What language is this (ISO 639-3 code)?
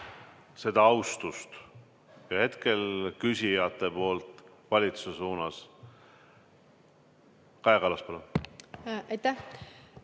est